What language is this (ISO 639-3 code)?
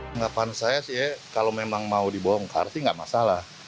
ind